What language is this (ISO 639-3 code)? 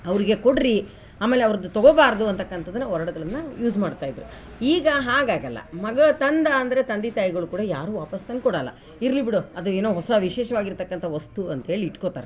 kan